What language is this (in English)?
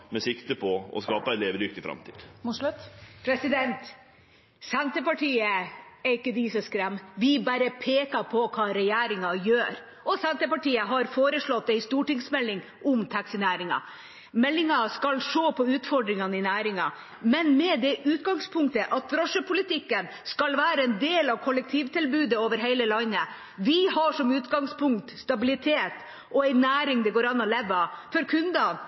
Norwegian